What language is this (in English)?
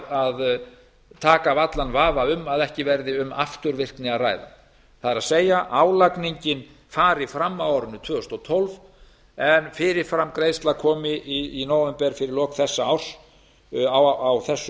Icelandic